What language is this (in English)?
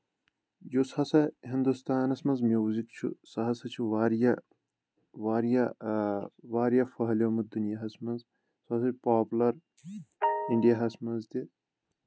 Kashmiri